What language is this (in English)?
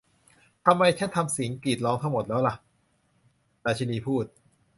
Thai